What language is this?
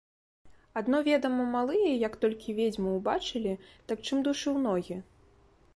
Belarusian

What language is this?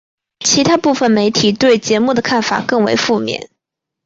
Chinese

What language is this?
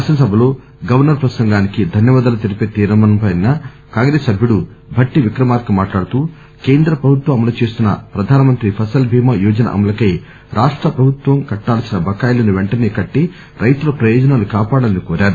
Telugu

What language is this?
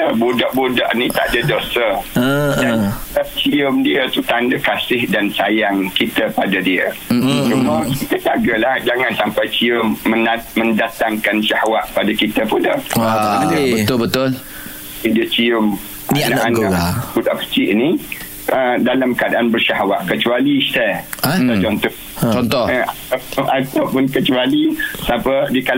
Malay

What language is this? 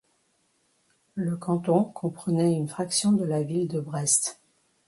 French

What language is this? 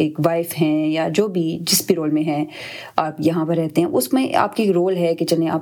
Urdu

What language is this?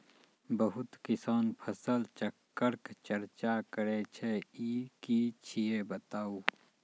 Maithili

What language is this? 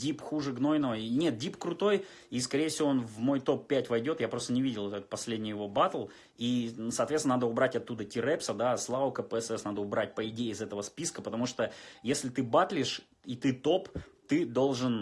Russian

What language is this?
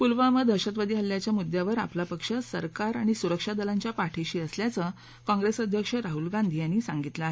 Marathi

